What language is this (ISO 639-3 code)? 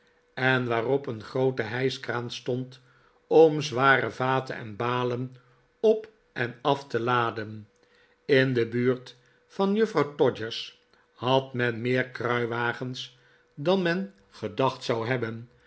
nld